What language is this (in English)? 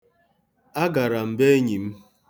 Igbo